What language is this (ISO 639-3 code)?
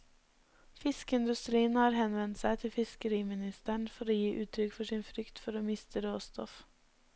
nor